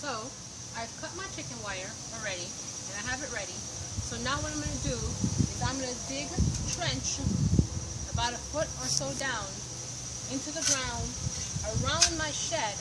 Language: English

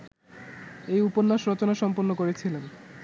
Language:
Bangla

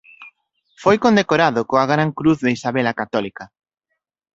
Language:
Galician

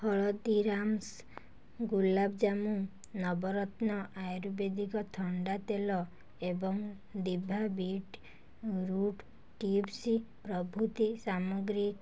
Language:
Odia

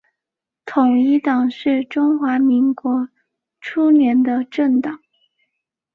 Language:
Chinese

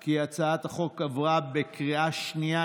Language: Hebrew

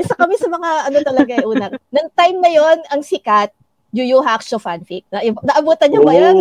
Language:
Filipino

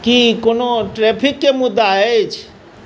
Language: Maithili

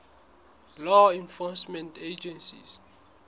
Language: Southern Sotho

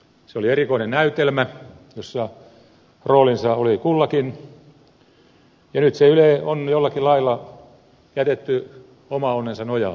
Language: Finnish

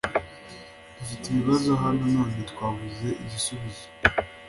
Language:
Kinyarwanda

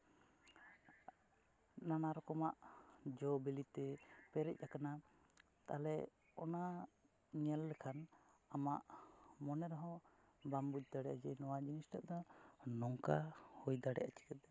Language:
Santali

